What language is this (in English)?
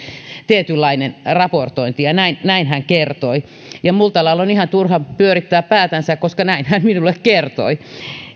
Finnish